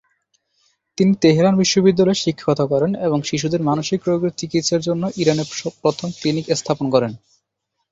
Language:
Bangla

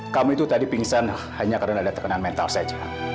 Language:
Indonesian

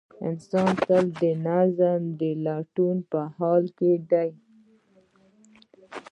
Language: Pashto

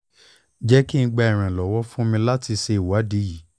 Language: Yoruba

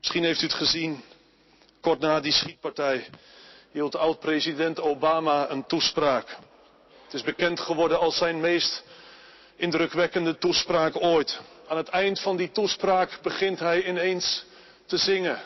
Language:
Dutch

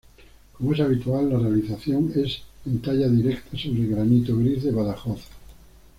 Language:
Spanish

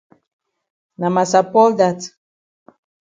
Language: Cameroon Pidgin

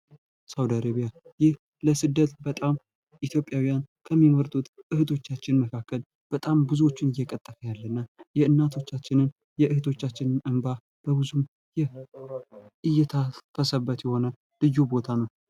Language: Amharic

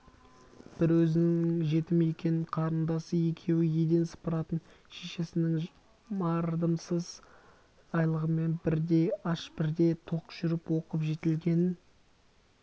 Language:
Kazakh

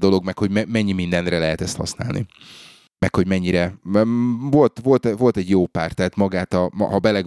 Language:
Hungarian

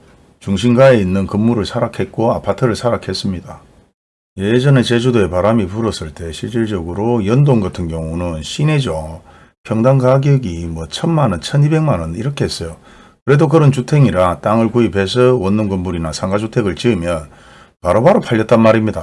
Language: Korean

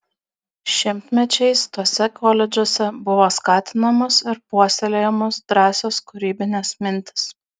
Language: Lithuanian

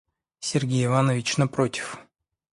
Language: Russian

